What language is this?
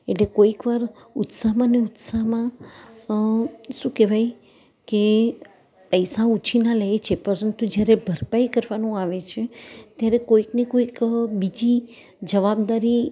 Gujarati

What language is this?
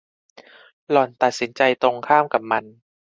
Thai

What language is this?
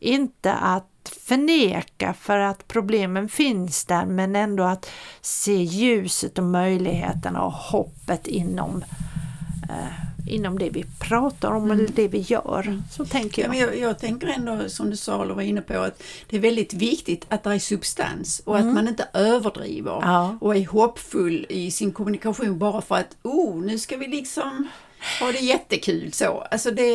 Swedish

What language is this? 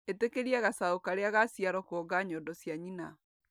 Kikuyu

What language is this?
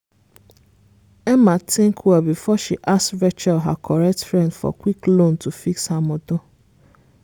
Nigerian Pidgin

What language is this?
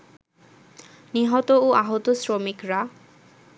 Bangla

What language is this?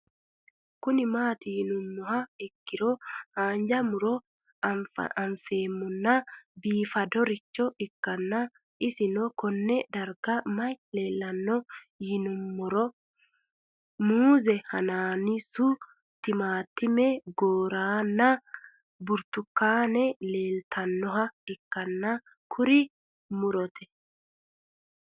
Sidamo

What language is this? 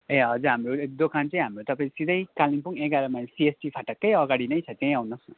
Nepali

